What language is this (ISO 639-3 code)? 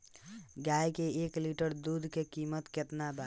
bho